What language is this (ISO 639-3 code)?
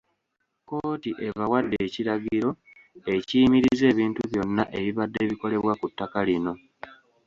lug